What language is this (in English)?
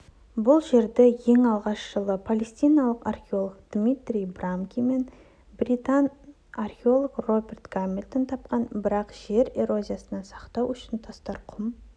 Kazakh